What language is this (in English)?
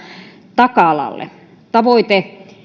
Finnish